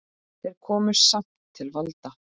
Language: Icelandic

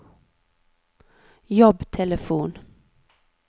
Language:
Norwegian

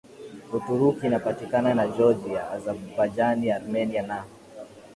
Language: Swahili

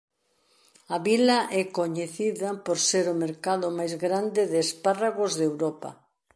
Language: Galician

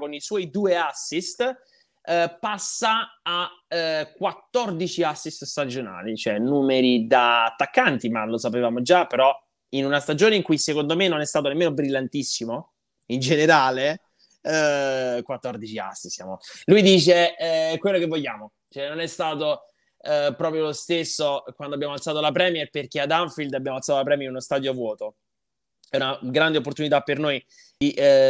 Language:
Italian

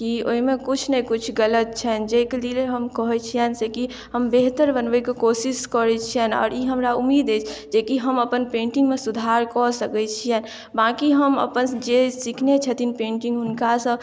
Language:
Maithili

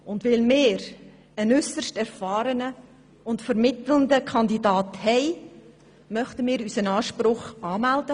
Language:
Swiss German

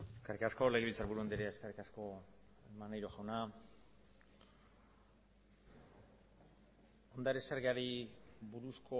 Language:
Basque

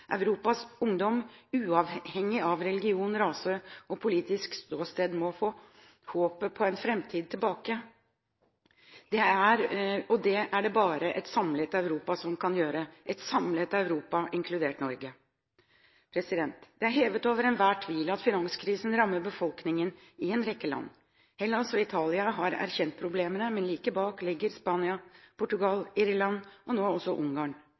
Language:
Norwegian Bokmål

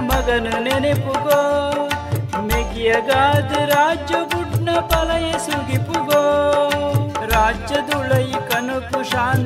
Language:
Kannada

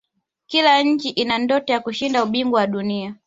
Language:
Swahili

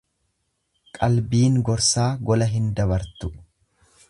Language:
Oromo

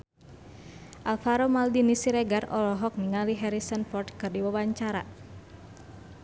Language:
Sundanese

